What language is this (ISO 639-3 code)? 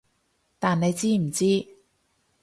yue